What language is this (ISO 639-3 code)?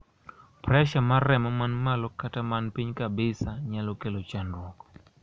luo